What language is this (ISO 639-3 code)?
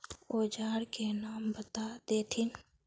mag